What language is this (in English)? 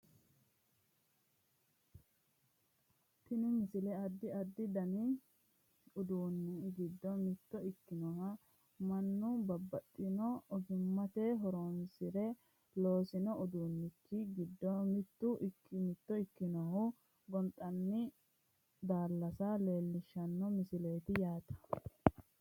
Sidamo